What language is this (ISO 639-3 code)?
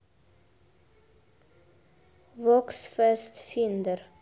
rus